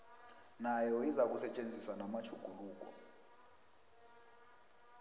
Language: South Ndebele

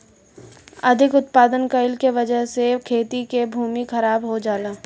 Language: Bhojpuri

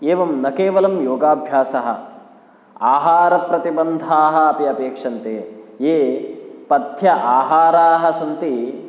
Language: Sanskrit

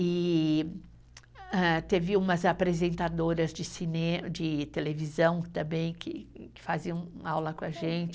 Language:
Portuguese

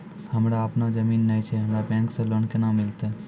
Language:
Maithili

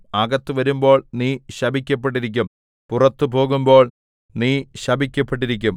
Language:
Malayalam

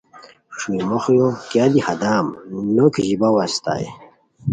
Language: Khowar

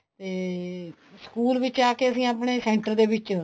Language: Punjabi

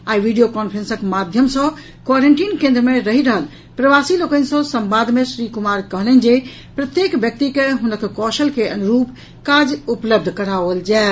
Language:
Maithili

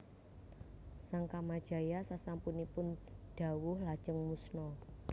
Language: Javanese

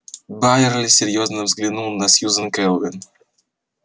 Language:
Russian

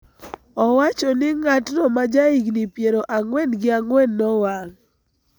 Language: Luo (Kenya and Tanzania)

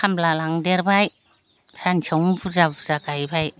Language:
Bodo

